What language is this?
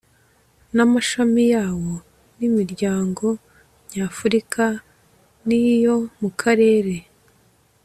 Kinyarwanda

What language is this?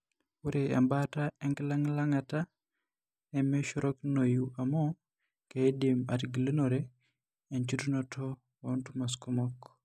Masai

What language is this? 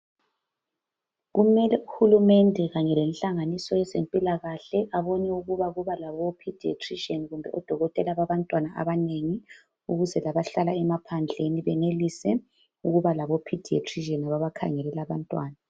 North Ndebele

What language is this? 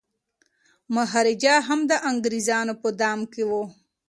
Pashto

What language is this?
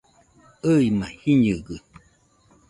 Nüpode Huitoto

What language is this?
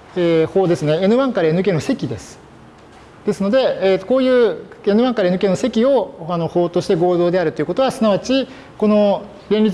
Japanese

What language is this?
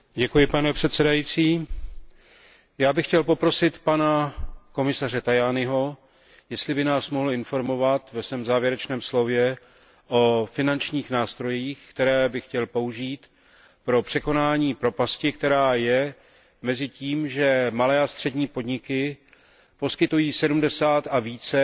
Czech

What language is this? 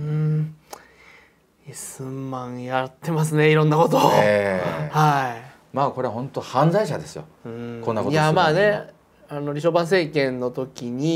Japanese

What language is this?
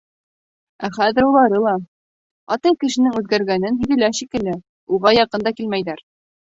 Bashkir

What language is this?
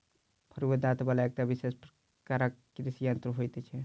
Maithili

